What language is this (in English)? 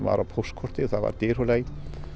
Icelandic